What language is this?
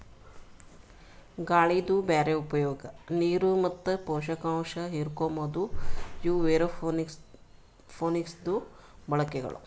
Kannada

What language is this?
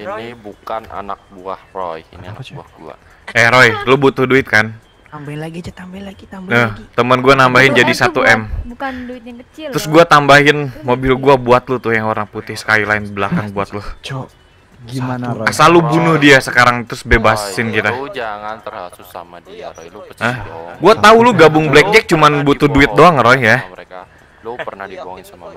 Indonesian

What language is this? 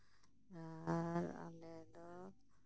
Santali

